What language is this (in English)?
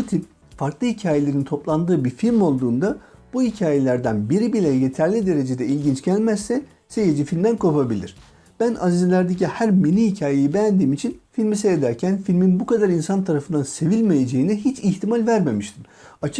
Turkish